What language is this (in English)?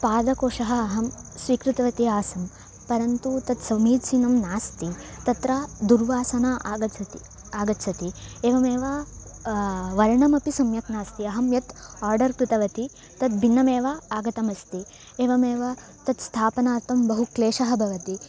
Sanskrit